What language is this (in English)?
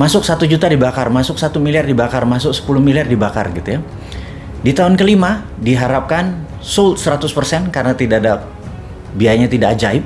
Indonesian